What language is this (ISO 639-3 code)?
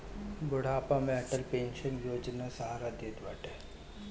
bho